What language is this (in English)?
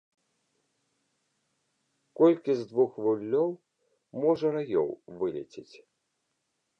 Belarusian